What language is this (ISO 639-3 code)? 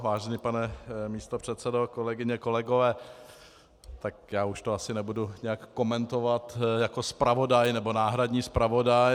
ces